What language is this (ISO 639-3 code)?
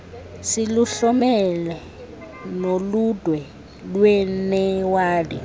xho